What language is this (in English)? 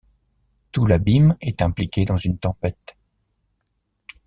French